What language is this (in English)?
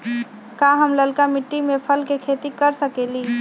Magahi